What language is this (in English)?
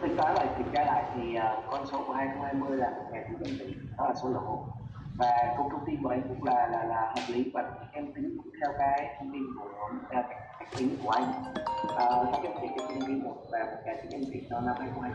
Vietnamese